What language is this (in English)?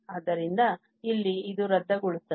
Kannada